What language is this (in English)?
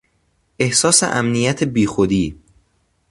Persian